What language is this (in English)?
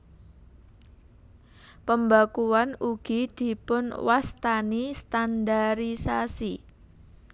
Javanese